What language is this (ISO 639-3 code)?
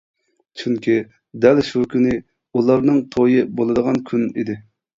uig